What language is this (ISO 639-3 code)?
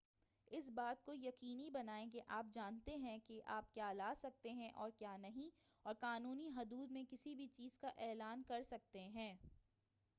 urd